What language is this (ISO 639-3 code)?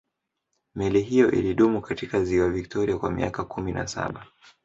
swa